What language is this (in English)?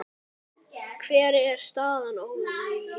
Icelandic